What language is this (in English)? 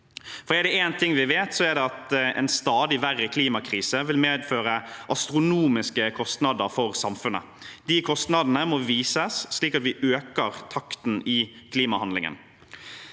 Norwegian